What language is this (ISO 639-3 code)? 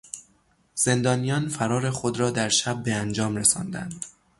fas